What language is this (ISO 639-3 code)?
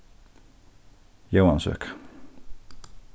fao